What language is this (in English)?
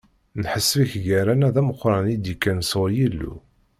Kabyle